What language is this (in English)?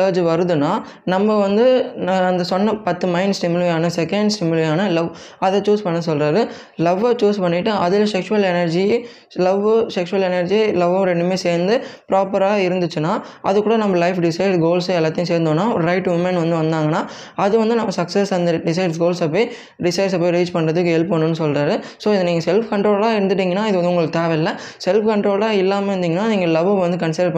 Tamil